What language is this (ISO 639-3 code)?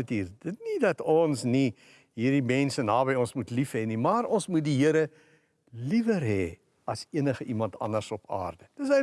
nld